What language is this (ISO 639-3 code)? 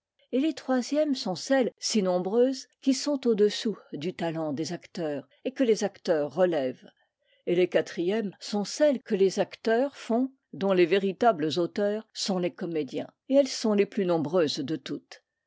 fra